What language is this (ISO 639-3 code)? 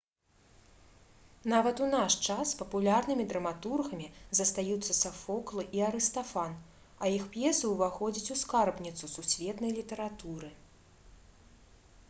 bel